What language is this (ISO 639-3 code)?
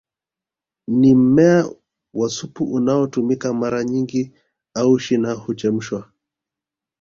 swa